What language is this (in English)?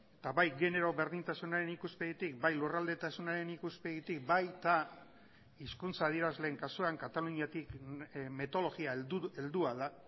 Basque